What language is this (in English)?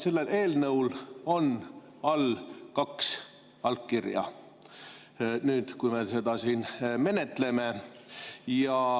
Estonian